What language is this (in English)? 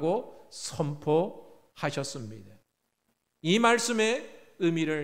Korean